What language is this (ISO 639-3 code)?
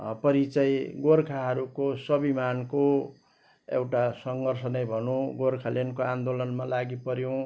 nep